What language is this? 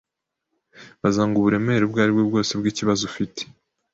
Kinyarwanda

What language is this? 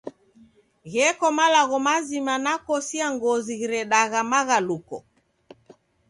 Taita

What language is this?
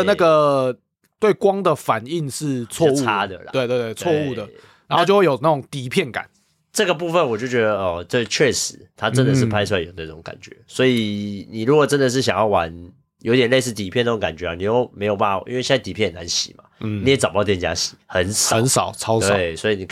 Chinese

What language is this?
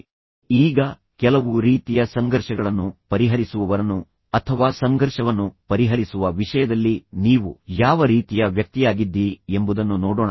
Kannada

